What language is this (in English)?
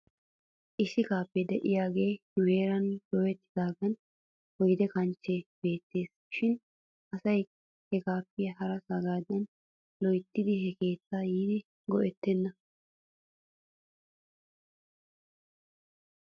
Wolaytta